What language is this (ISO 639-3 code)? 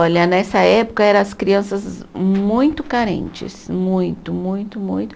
por